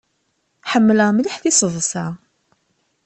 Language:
Kabyle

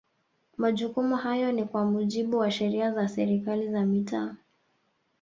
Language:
Swahili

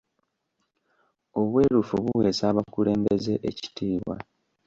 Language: Ganda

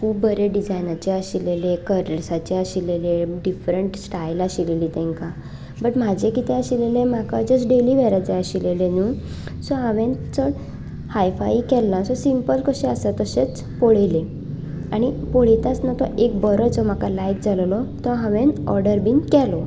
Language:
Konkani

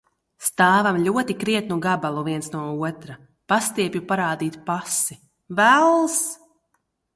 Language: Latvian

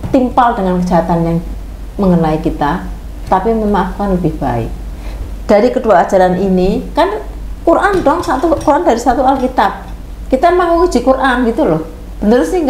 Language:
Indonesian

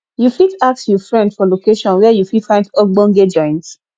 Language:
Nigerian Pidgin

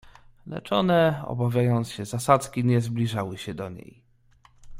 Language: Polish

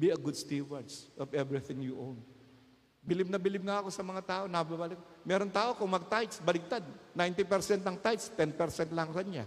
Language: Filipino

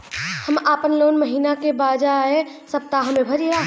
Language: Bhojpuri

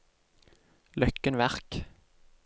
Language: Norwegian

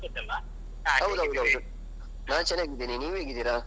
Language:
Kannada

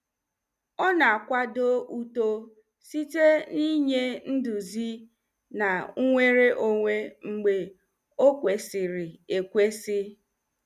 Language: Igbo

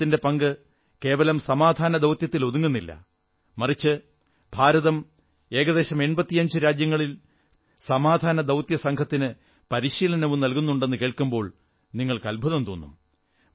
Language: Malayalam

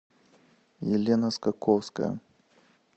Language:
Russian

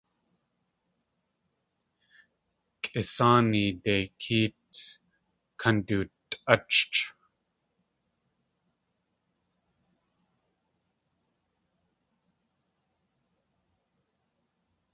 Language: Tlingit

